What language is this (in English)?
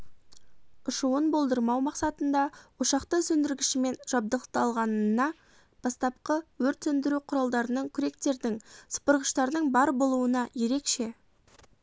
Kazakh